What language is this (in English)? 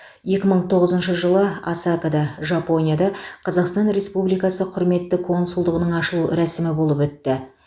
Kazakh